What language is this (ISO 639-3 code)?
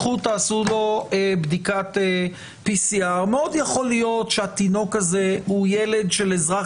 heb